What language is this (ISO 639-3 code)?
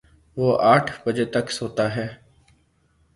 urd